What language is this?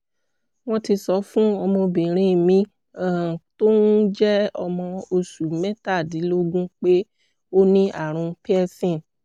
Yoruba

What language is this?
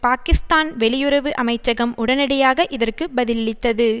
Tamil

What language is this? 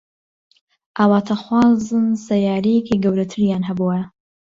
Central Kurdish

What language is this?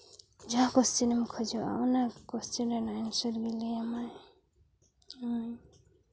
Santali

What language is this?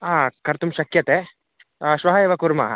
Sanskrit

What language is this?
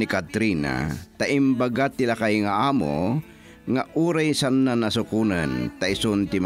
Filipino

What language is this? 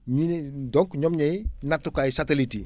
Wolof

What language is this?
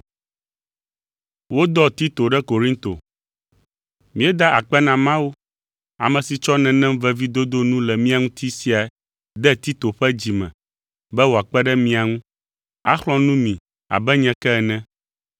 Ewe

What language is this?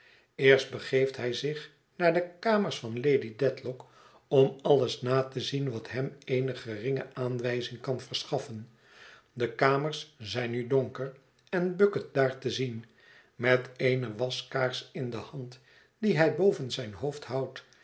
Dutch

